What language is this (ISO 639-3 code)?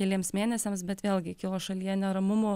lit